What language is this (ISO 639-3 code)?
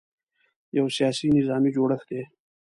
pus